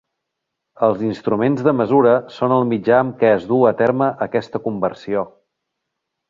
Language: Catalan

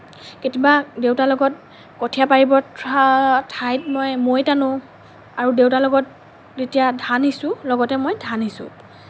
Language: Assamese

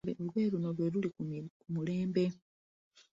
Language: Ganda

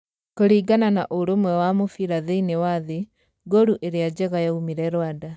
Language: Kikuyu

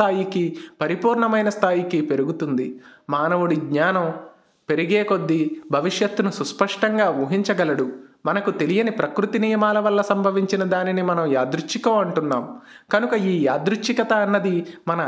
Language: Indonesian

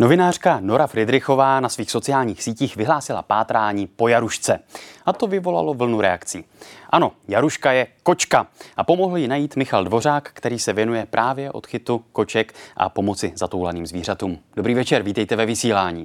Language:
Czech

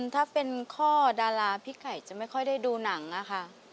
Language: Thai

